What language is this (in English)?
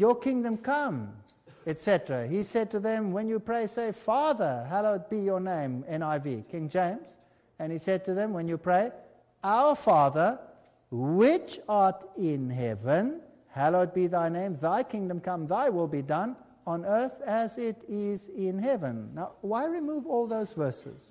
English